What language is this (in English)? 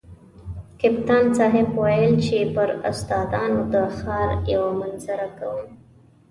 Pashto